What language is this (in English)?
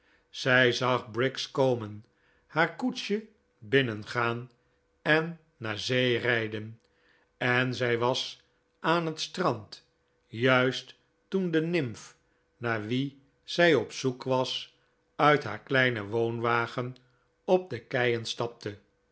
Dutch